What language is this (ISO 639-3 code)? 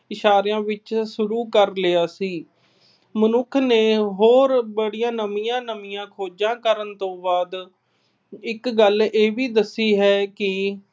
pan